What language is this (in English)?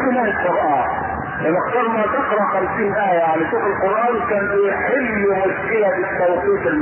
Arabic